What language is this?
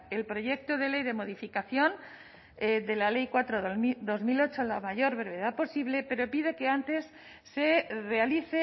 Spanish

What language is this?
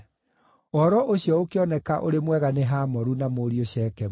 Kikuyu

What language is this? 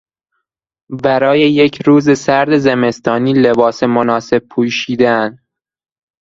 Persian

